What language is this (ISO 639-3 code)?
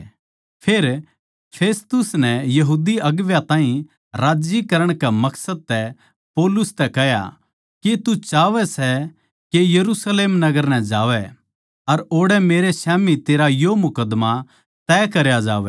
bgc